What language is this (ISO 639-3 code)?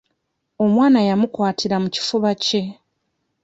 lug